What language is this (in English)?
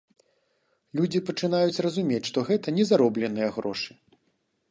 Belarusian